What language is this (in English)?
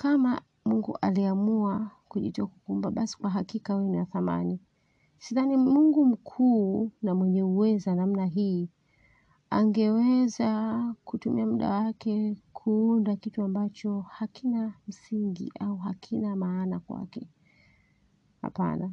Swahili